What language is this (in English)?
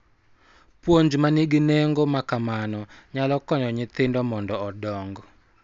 Luo (Kenya and Tanzania)